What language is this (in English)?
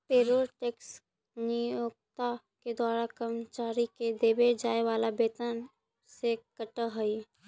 Magahi